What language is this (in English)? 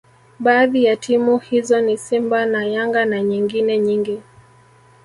Swahili